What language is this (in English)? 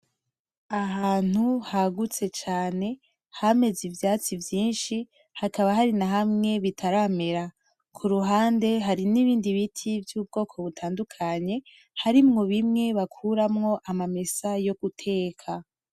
Rundi